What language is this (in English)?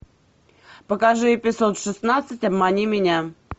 Russian